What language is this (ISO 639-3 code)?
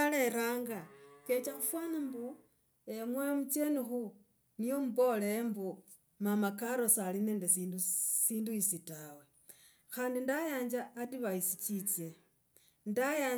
rag